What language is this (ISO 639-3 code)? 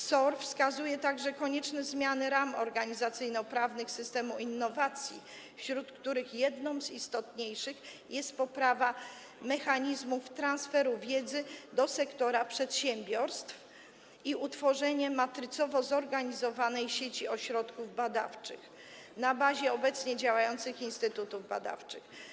pol